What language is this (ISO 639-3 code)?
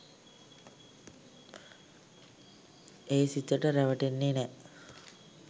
sin